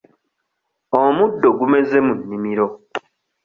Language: Ganda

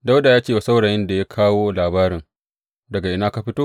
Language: Hausa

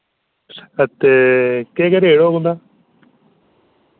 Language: Dogri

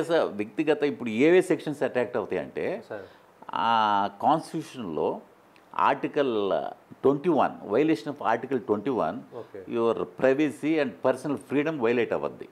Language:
Telugu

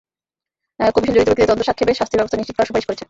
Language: Bangla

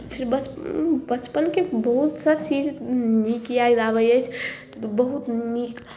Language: Maithili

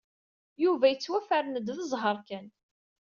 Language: Kabyle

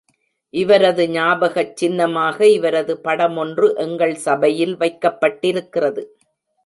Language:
Tamil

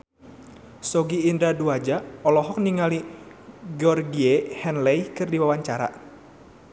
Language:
Sundanese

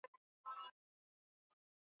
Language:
Swahili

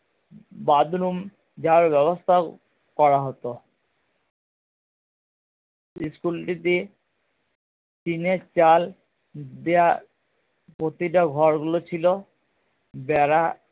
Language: Bangla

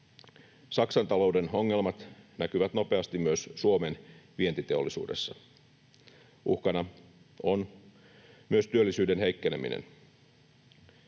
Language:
Finnish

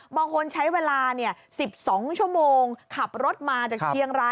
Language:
Thai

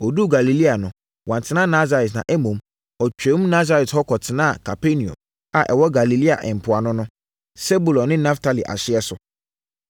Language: Akan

